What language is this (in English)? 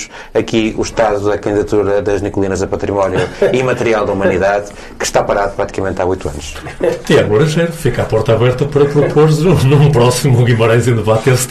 Portuguese